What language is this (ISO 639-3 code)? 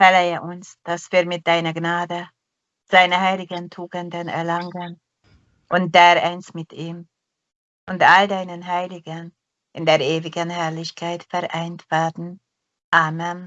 deu